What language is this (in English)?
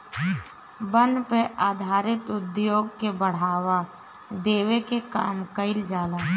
Bhojpuri